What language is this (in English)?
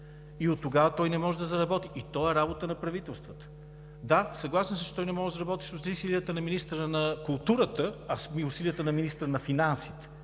Bulgarian